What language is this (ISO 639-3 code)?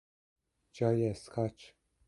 fas